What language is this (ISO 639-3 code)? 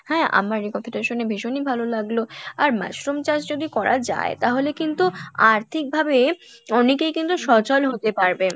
ben